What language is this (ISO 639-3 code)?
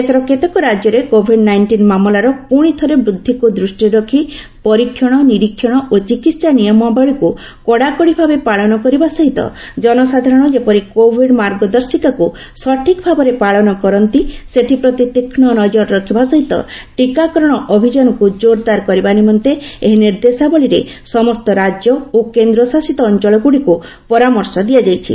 ori